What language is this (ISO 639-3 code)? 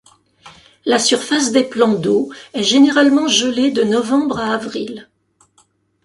fra